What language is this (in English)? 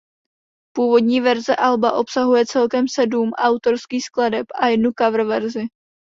Czech